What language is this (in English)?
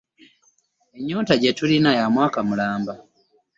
Ganda